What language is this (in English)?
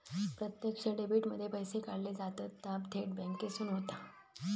Marathi